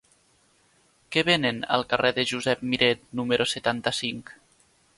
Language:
Catalan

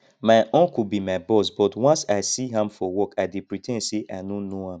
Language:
Nigerian Pidgin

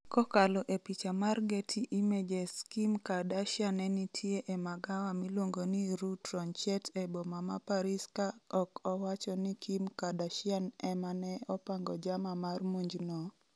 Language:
Luo (Kenya and Tanzania)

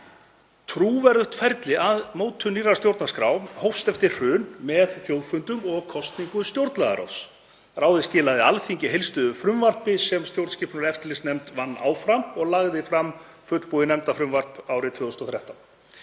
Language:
Icelandic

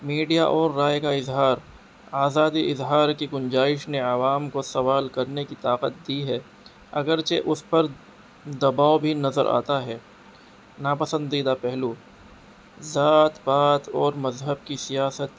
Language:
Urdu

